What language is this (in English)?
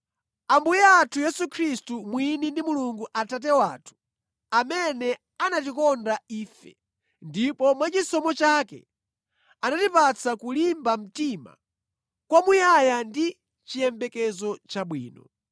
Nyanja